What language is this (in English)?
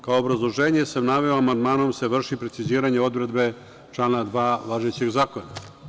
Serbian